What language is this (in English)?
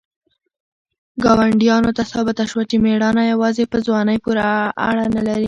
Pashto